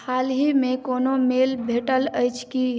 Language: Maithili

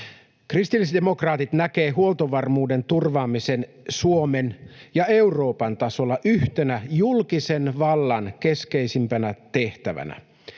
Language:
Finnish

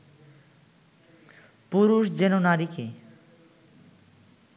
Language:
Bangla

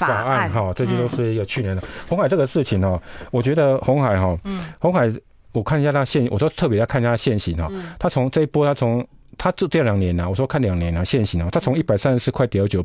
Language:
Chinese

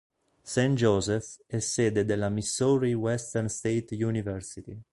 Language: Italian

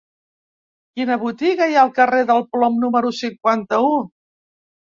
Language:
Catalan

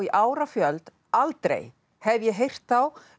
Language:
Icelandic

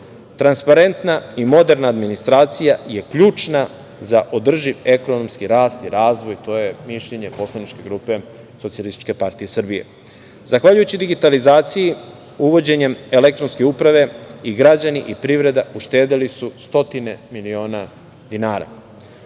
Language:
Serbian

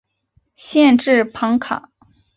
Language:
Chinese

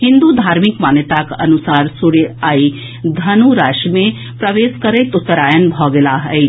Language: Maithili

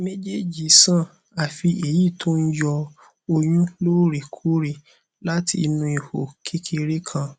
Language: Yoruba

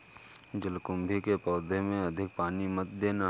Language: Hindi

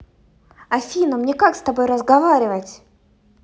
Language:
Russian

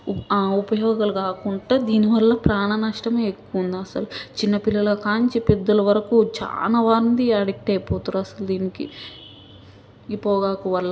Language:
Telugu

